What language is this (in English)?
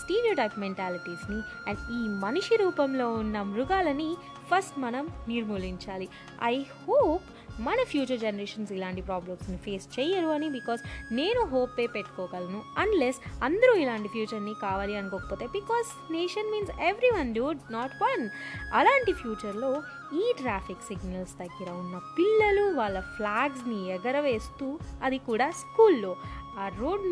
Telugu